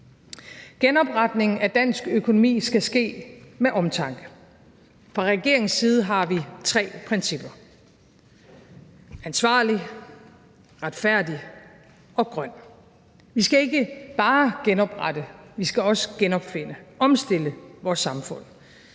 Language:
Danish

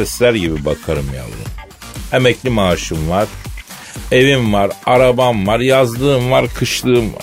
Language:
Turkish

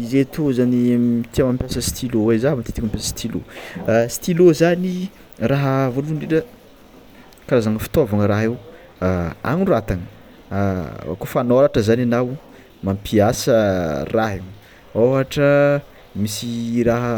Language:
Tsimihety Malagasy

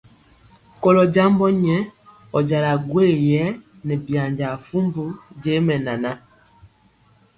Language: Mpiemo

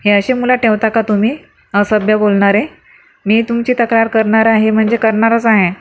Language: Marathi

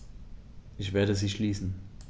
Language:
German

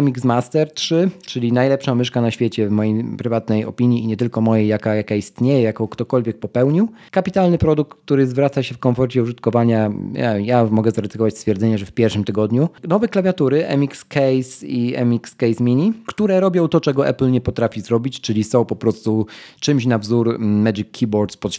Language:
Polish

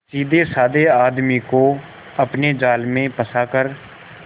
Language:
Hindi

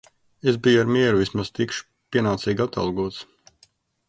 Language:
Latvian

